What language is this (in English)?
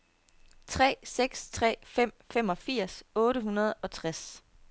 Danish